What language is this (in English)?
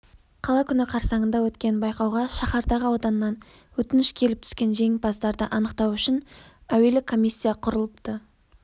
Kazakh